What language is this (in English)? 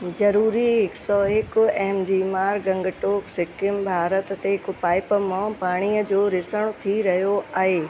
Sindhi